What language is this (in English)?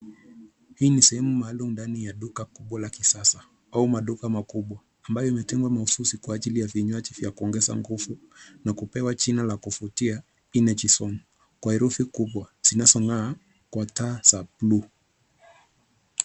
Swahili